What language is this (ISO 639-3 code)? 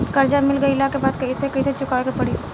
bho